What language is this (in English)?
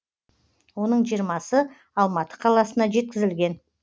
Kazakh